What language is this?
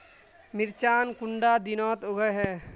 Magahi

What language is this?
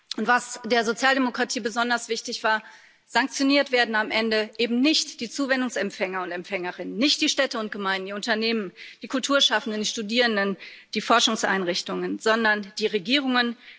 German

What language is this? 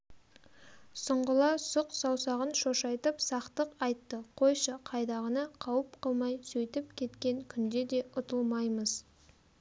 Kazakh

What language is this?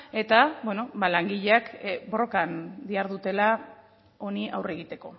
Basque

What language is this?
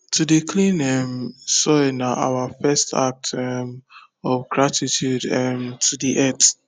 Nigerian Pidgin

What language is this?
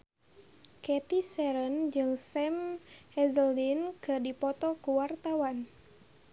Sundanese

